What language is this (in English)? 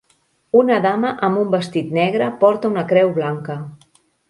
Catalan